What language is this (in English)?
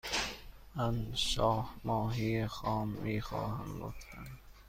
Persian